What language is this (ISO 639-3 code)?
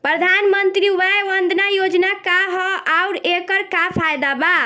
bho